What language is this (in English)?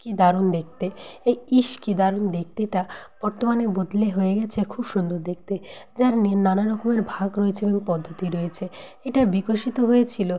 Bangla